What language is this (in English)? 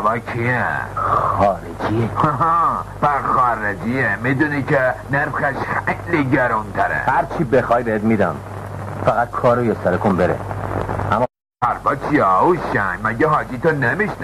Persian